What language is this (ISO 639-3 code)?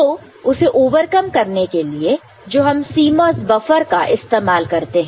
hin